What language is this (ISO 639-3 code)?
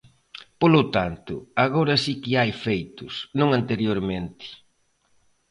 glg